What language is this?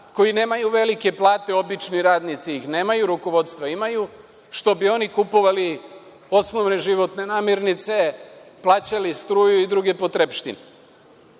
Serbian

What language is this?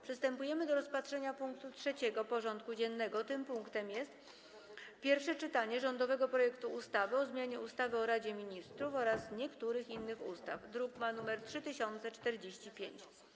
Polish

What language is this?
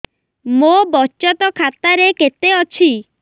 Odia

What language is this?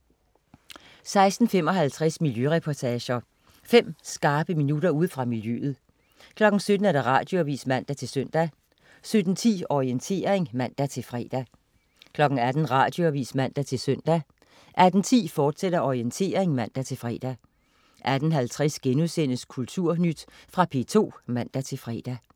Danish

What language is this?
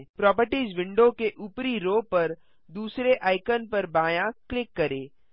Hindi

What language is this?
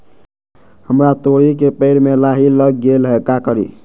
Magahi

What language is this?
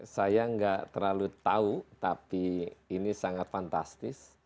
Indonesian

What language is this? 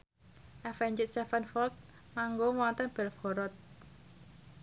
Javanese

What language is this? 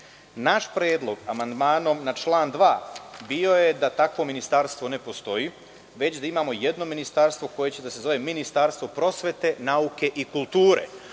Serbian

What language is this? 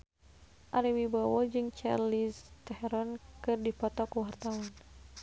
Sundanese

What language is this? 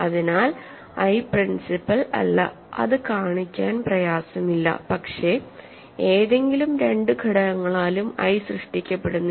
Malayalam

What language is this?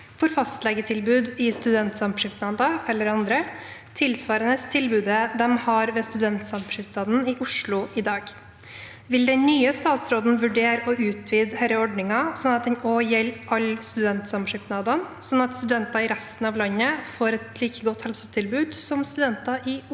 Norwegian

